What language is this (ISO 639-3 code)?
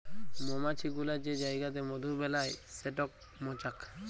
ben